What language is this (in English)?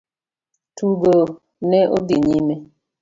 Luo (Kenya and Tanzania)